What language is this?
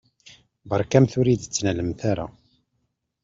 Kabyle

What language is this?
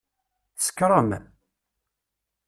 Kabyle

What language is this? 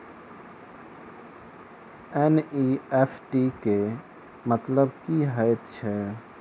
Maithili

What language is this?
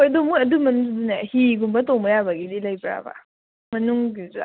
Manipuri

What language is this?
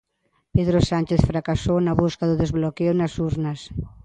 Galician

